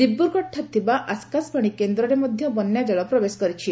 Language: Odia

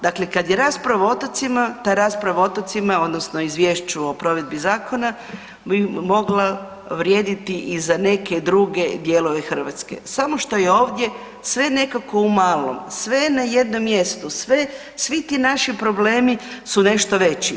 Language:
Croatian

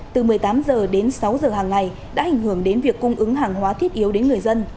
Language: Vietnamese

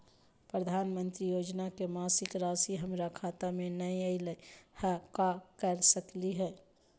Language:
Magahi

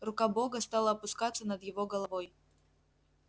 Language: Russian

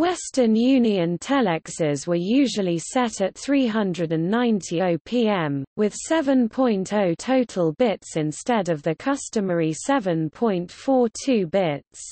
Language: English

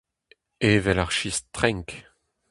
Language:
Breton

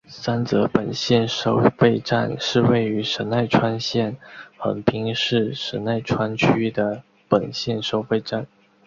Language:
Chinese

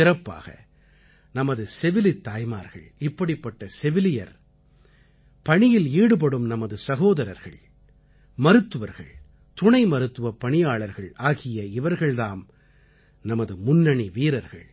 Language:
Tamil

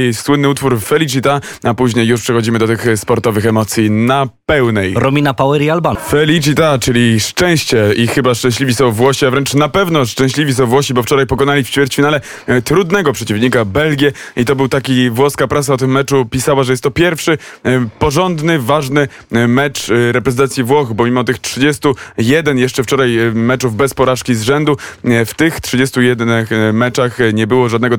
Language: Polish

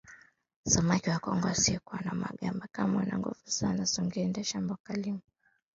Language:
Swahili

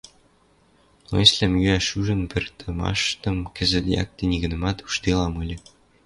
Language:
Western Mari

